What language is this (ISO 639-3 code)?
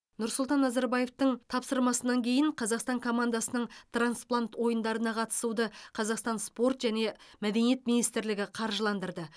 kaz